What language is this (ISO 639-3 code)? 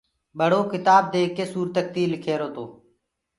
ggg